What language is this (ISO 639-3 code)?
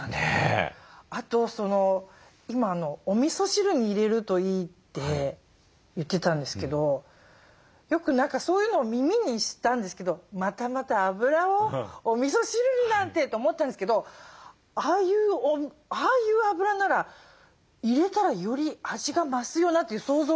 jpn